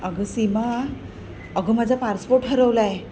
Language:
Marathi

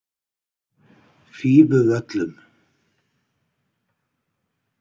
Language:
Icelandic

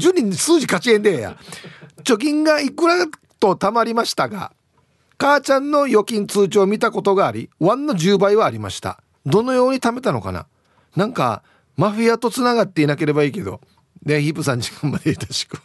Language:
Japanese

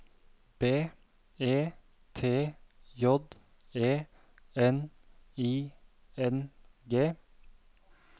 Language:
Norwegian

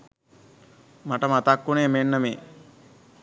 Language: Sinhala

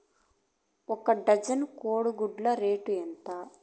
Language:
Telugu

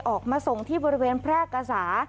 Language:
Thai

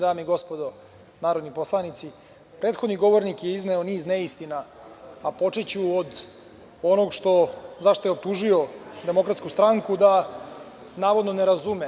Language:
Serbian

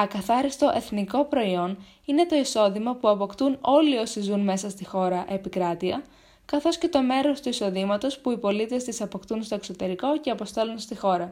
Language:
Greek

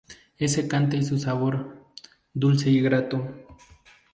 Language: Spanish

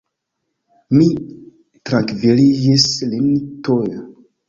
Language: Esperanto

